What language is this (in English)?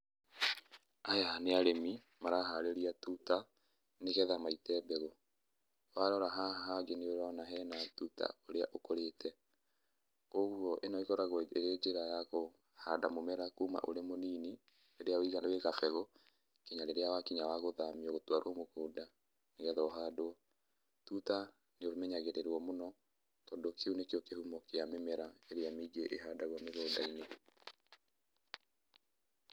Kikuyu